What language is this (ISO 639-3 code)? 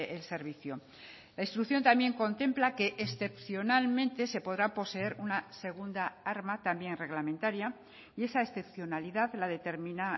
spa